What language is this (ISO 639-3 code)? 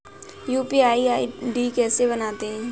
hin